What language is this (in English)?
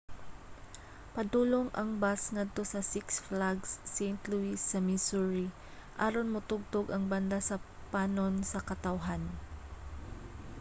Cebuano